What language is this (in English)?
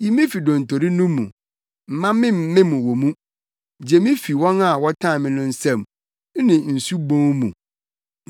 Akan